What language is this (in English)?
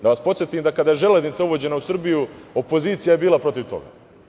Serbian